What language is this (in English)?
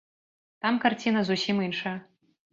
Belarusian